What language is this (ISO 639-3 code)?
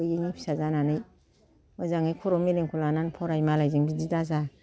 brx